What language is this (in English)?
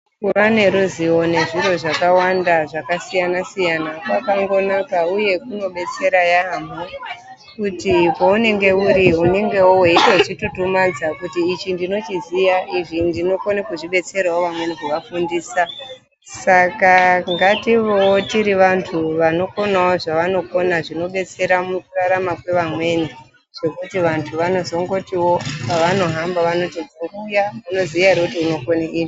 Ndau